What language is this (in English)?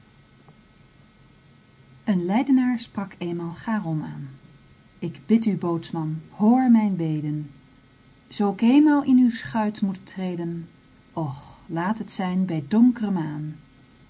Dutch